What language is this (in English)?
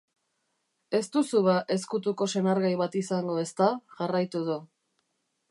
Basque